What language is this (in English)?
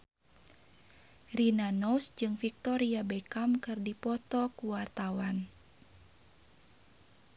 Sundanese